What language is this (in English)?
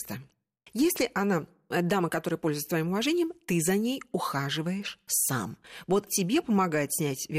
Russian